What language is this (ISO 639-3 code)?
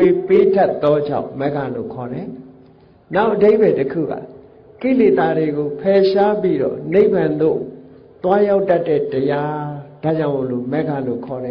vie